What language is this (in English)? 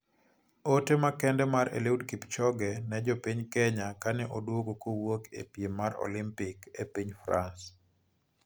Luo (Kenya and Tanzania)